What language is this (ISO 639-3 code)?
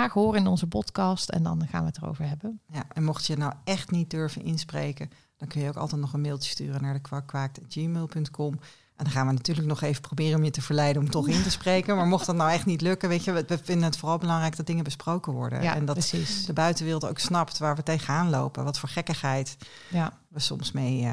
nld